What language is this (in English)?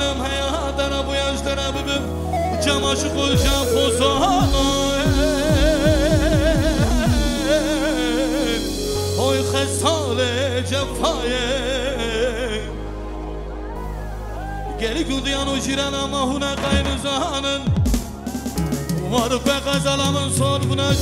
Arabic